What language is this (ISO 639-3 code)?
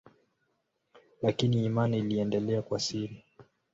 swa